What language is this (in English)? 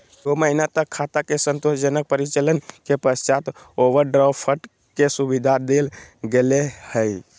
Magahi